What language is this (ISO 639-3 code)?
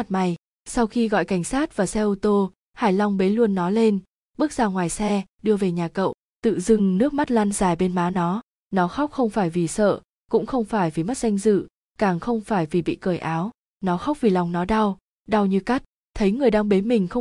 vie